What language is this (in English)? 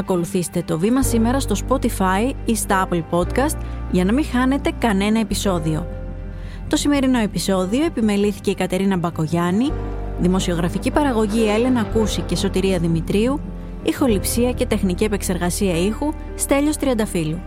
Greek